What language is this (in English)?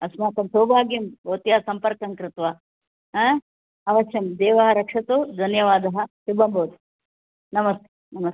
Sanskrit